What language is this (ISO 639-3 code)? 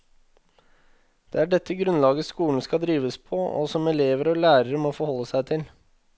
nor